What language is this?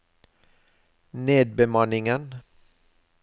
Norwegian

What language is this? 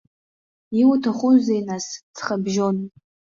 Abkhazian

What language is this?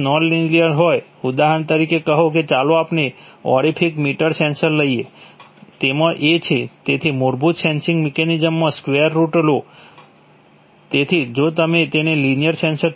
Gujarati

